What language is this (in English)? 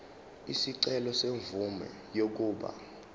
Zulu